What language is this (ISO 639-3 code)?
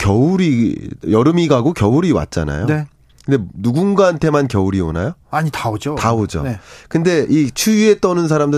kor